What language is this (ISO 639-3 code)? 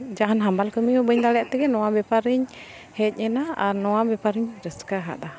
sat